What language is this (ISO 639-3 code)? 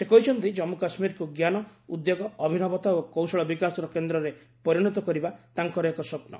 ori